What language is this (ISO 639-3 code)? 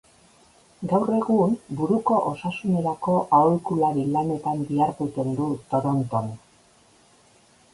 eus